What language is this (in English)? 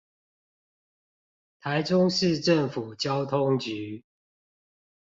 Chinese